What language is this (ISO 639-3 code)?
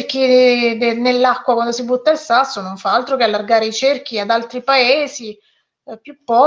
ita